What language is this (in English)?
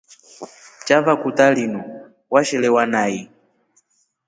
Rombo